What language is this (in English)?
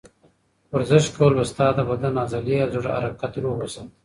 Pashto